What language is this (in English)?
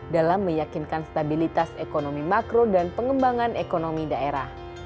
Indonesian